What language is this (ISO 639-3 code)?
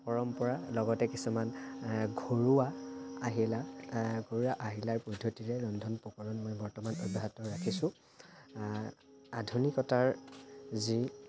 asm